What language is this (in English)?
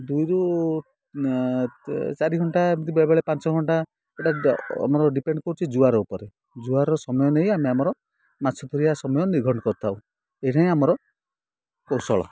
Odia